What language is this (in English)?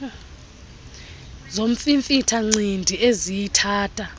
Xhosa